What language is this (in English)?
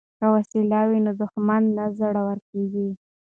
Pashto